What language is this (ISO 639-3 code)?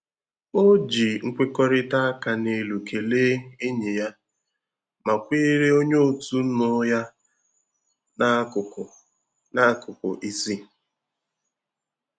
ibo